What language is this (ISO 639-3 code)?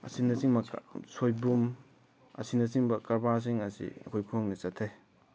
mni